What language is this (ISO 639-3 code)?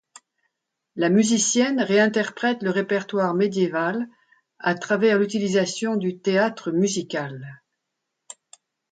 fra